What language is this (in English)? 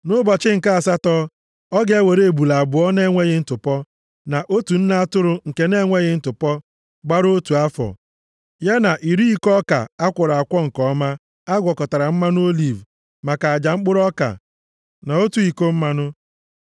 Igbo